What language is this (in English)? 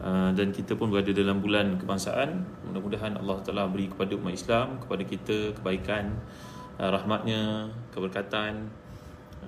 Malay